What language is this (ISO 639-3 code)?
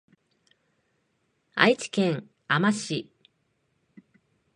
jpn